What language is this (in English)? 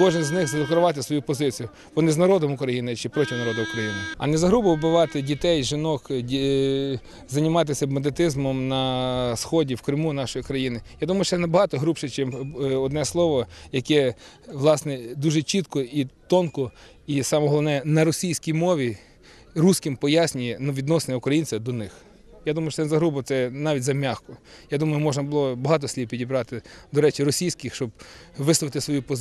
Ukrainian